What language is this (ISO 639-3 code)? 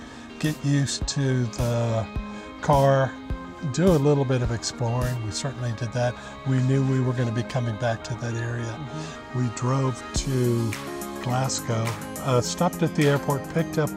eng